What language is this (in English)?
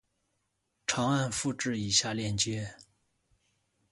Chinese